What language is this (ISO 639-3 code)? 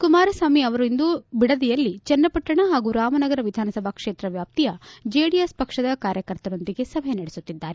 kan